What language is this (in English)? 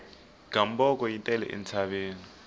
Tsonga